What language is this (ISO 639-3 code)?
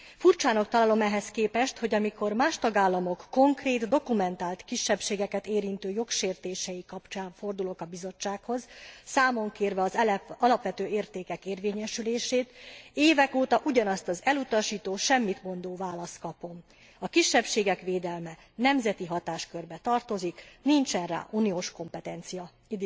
hun